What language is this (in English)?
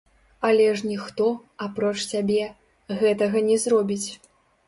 Belarusian